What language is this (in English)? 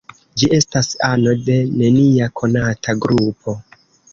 Esperanto